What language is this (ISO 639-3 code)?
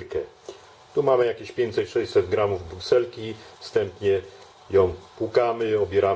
pol